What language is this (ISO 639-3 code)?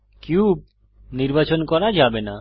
ben